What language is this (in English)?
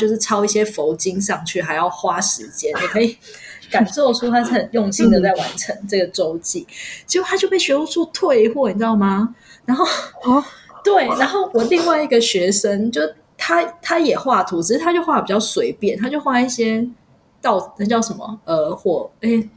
Chinese